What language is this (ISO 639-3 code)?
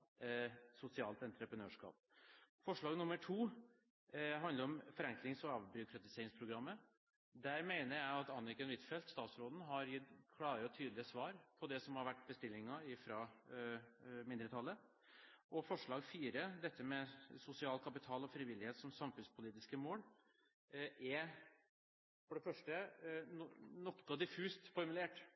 nob